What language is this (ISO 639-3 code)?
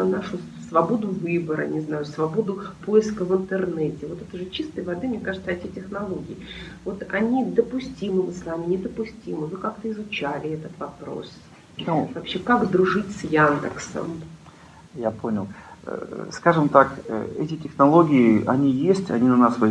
rus